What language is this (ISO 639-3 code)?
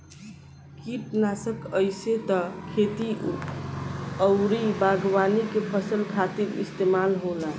bho